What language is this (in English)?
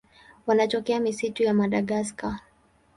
Swahili